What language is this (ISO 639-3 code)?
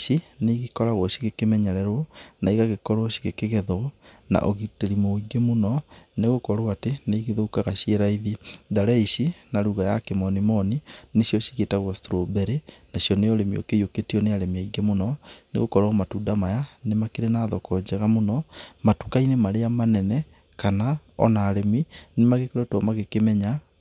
kik